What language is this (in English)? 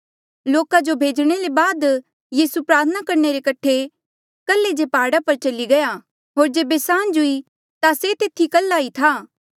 Mandeali